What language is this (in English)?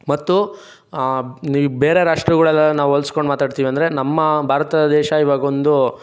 Kannada